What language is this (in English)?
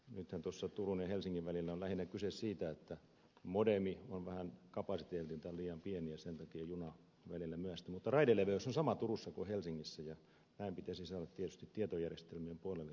Finnish